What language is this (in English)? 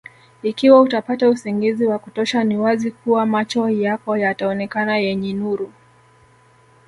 Swahili